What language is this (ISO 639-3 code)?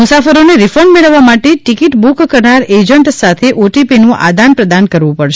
guj